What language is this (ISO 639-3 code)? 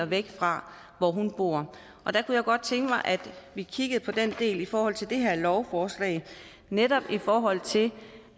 dan